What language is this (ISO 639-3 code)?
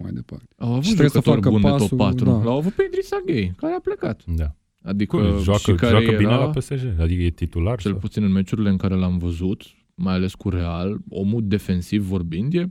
ron